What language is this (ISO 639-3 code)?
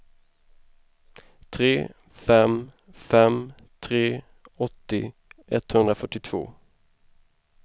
swe